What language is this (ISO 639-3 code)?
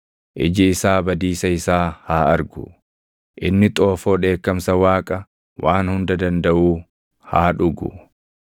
orm